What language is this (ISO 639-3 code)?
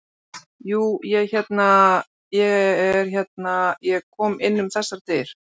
isl